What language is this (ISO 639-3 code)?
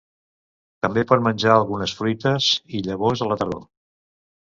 cat